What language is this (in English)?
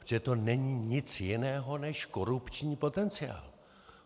Czech